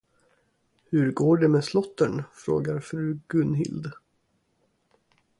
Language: Swedish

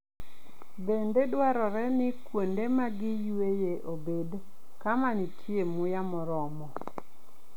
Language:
Luo (Kenya and Tanzania)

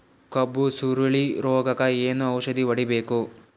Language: Kannada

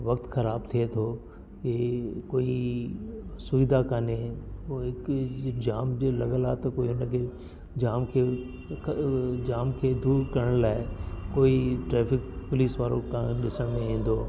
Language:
Sindhi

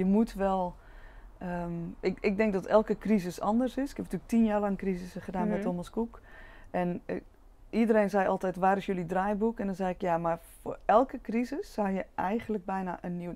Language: Dutch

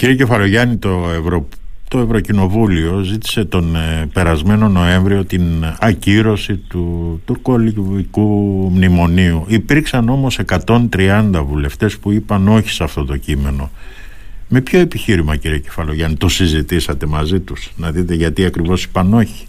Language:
Greek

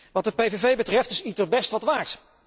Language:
Dutch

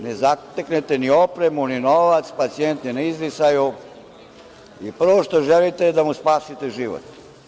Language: Serbian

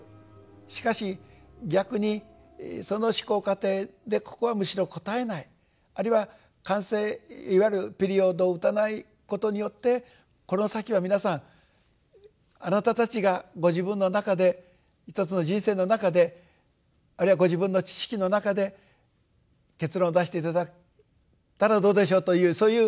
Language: Japanese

